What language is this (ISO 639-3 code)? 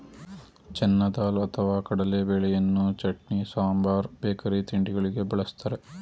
kan